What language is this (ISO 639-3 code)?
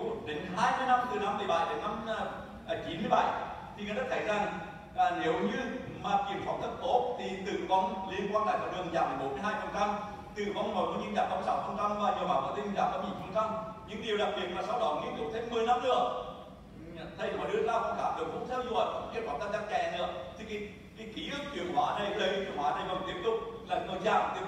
vie